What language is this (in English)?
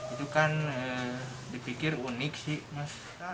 Indonesian